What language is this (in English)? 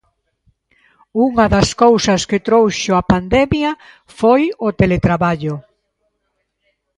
Galician